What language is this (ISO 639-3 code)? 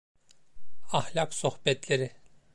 tur